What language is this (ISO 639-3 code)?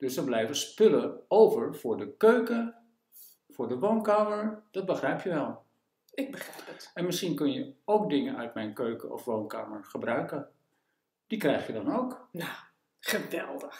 nld